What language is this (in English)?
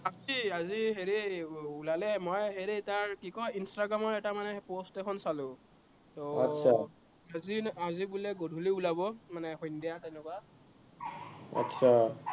Assamese